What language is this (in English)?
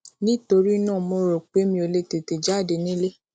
Yoruba